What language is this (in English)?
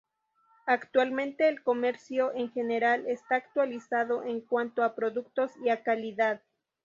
Spanish